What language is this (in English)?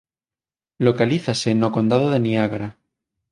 Galician